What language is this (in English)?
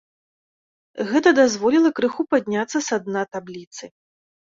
Belarusian